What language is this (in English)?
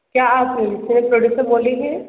Hindi